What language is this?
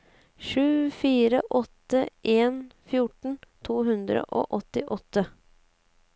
Norwegian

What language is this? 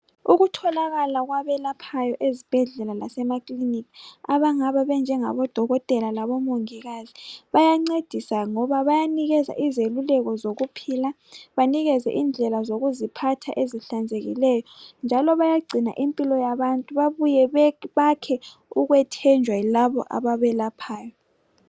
North Ndebele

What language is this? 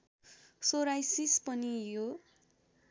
Nepali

